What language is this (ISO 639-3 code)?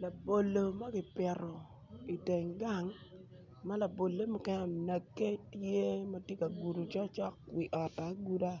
ach